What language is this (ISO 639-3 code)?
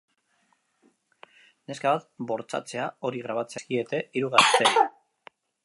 eus